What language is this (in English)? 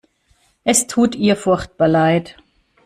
German